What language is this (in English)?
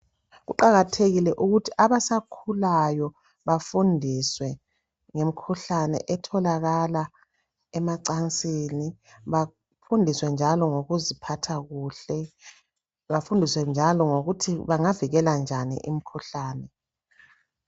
North Ndebele